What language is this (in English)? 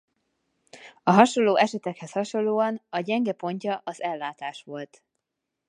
Hungarian